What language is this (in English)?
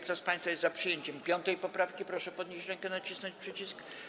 Polish